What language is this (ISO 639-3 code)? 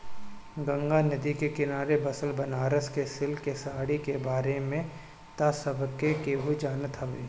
bho